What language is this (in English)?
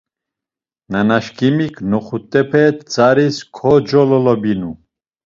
Laz